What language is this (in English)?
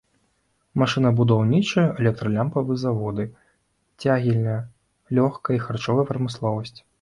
Belarusian